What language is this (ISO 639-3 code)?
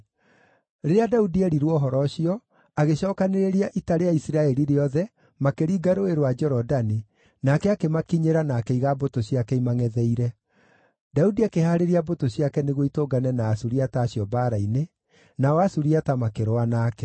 kik